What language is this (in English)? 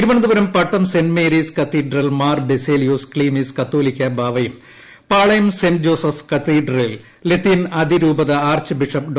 Malayalam